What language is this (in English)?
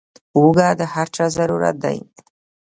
Pashto